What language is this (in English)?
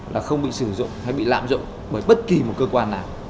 Vietnamese